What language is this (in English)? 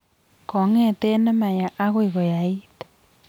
Kalenjin